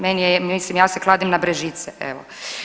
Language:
Croatian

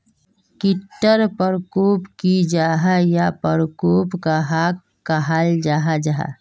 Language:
Magahi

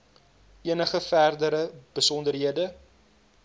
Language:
Afrikaans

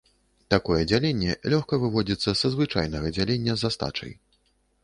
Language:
Belarusian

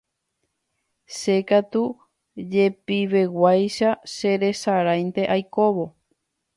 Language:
Guarani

